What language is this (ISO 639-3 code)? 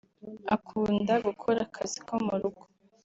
kin